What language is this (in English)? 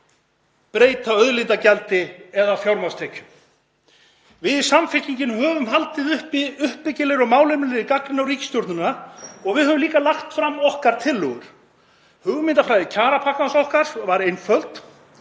Icelandic